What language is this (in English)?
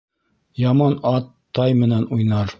Bashkir